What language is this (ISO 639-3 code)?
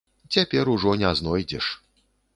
bel